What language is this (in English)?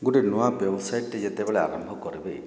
Odia